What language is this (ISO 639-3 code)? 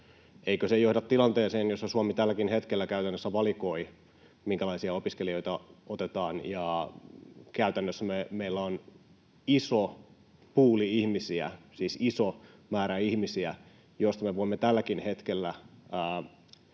fin